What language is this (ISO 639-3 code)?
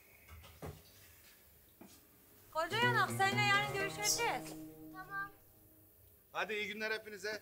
tur